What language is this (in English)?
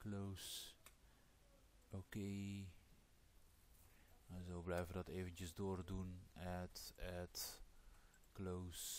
Dutch